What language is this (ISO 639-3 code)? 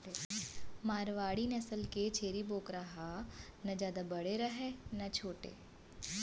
hne